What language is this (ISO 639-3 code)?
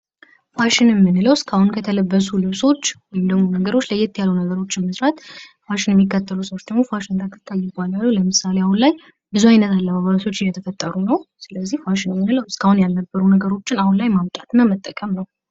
amh